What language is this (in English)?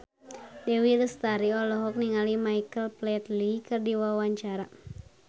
Sundanese